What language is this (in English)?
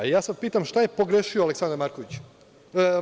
Serbian